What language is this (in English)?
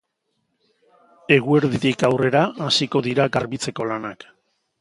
Basque